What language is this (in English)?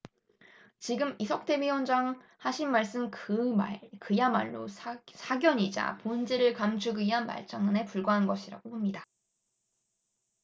Korean